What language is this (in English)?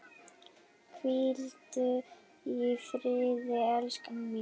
Icelandic